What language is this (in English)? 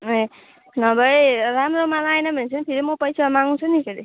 Nepali